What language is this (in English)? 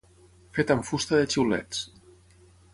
Catalan